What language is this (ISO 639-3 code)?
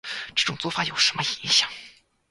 zho